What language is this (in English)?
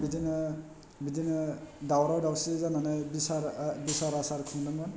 Bodo